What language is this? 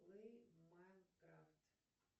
Russian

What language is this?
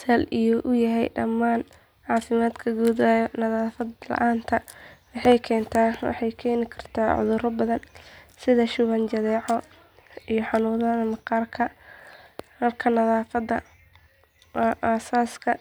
Somali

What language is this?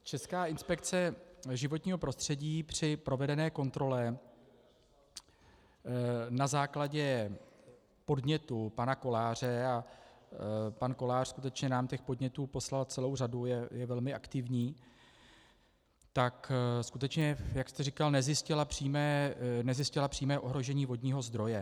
Czech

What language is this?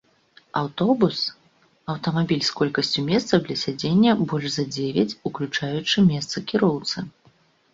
Belarusian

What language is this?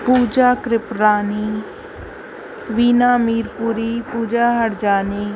Sindhi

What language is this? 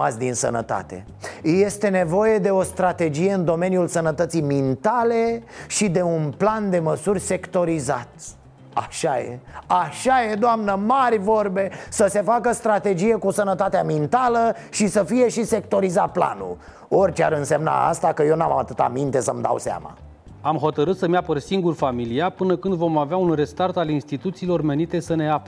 Romanian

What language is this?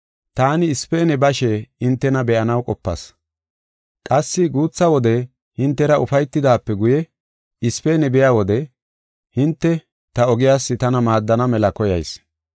Gofa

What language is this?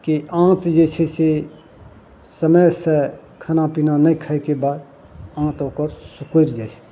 Maithili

